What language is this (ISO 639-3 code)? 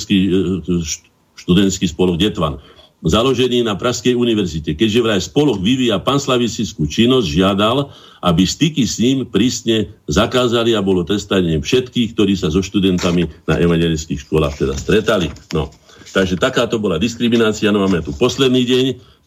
slk